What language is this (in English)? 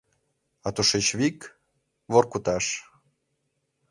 Mari